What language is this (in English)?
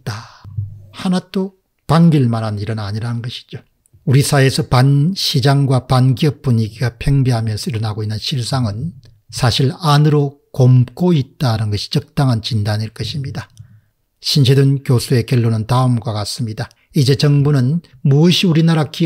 Korean